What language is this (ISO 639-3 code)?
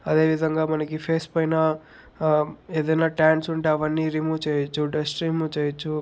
tel